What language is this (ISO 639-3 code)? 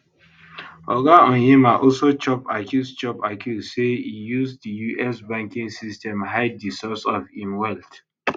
pcm